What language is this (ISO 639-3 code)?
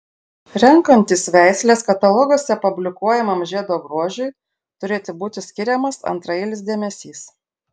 lit